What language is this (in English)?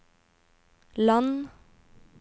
Norwegian